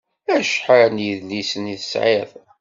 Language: Kabyle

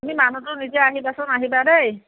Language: Assamese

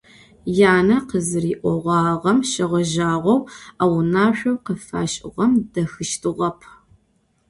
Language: Adyghe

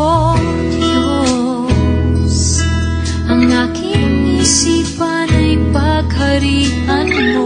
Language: Indonesian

